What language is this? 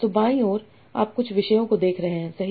Hindi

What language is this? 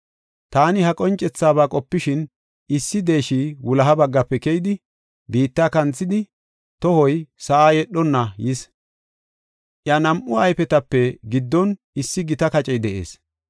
Gofa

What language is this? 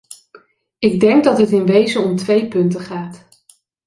Dutch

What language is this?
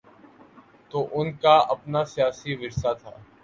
Urdu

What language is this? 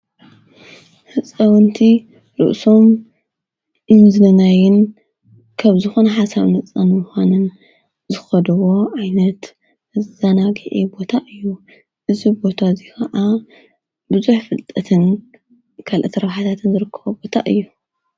Tigrinya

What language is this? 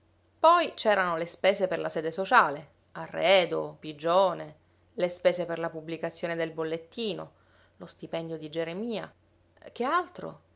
Italian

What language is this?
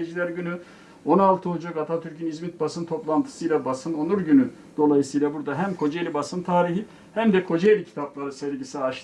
Turkish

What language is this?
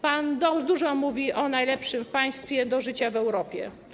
Polish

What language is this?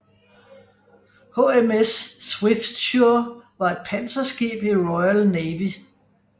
Danish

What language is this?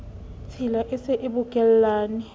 Southern Sotho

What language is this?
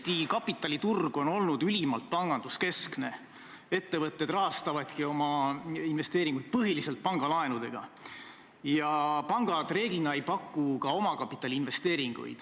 Estonian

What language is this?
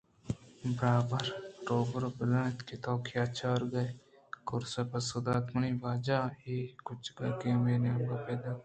Eastern Balochi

